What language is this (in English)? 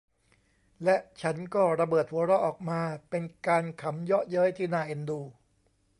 Thai